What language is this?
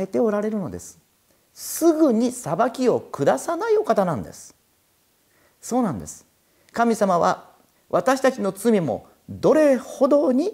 Japanese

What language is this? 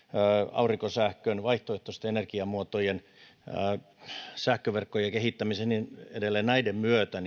Finnish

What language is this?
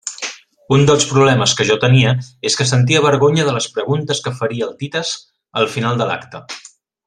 Catalan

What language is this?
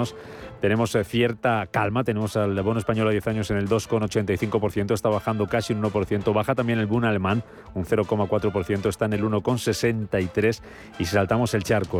Spanish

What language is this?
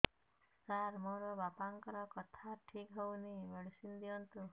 Odia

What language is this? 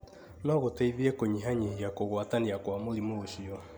Kikuyu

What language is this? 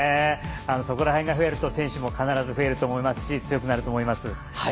Japanese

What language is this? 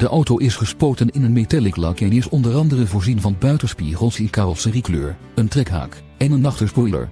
Dutch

